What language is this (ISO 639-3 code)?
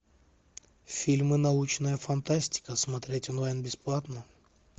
rus